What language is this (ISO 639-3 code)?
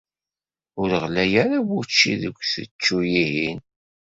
kab